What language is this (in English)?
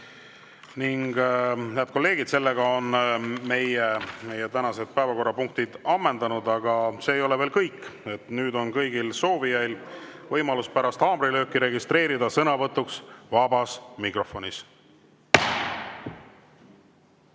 Estonian